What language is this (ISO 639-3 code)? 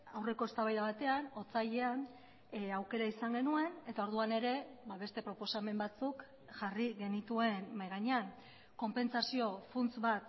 eus